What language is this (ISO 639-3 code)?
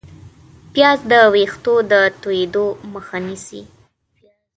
pus